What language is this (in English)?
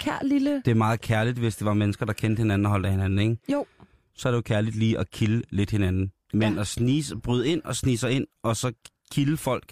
Danish